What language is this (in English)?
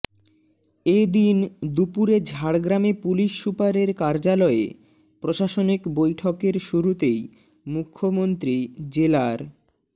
Bangla